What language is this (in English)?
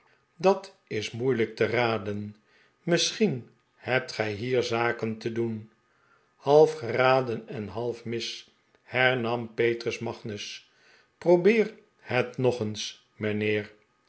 Dutch